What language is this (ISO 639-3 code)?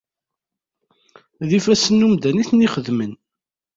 kab